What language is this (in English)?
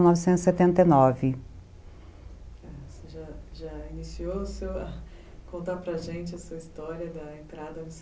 Portuguese